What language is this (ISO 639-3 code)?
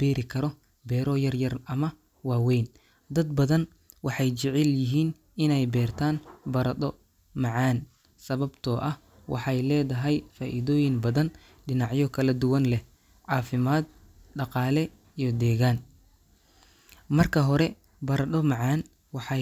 som